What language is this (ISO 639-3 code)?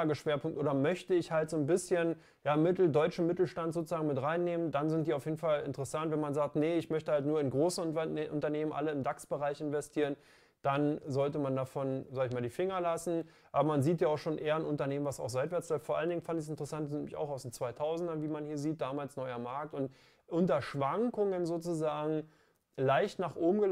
deu